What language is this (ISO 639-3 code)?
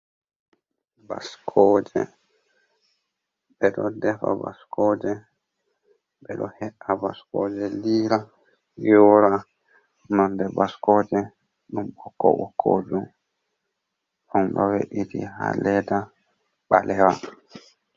ful